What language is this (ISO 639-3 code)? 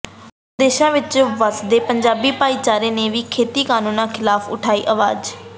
pan